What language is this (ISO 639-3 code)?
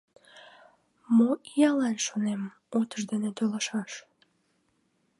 chm